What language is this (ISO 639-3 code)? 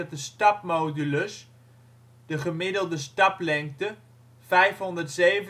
nld